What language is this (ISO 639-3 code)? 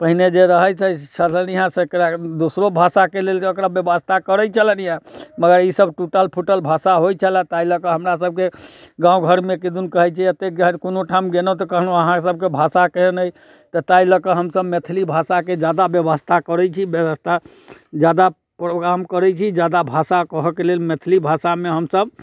mai